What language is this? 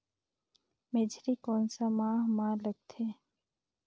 Chhattisgarhi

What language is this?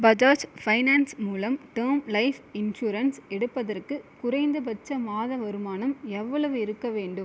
Tamil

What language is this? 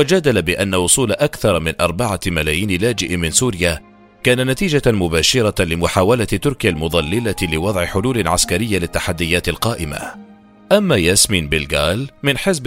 Arabic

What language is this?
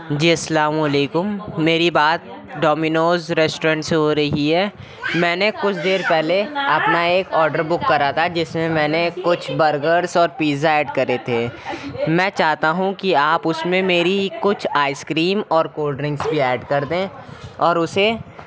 Urdu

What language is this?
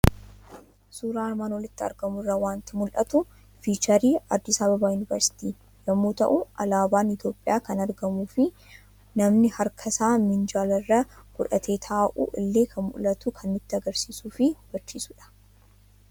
Oromo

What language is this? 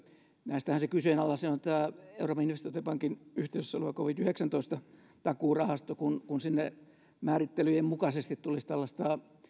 Finnish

